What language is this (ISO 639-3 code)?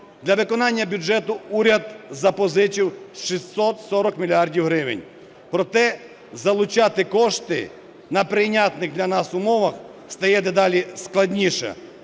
ukr